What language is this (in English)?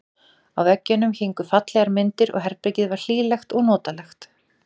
Icelandic